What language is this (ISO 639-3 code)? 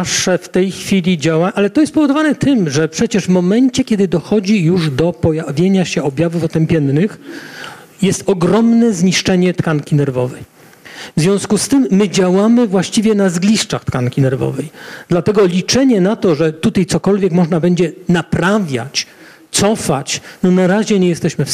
pol